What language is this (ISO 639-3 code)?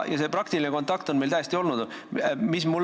est